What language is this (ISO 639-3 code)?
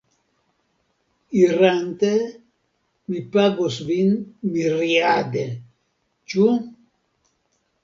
epo